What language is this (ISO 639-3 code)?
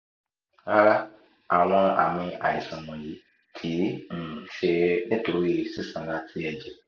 yor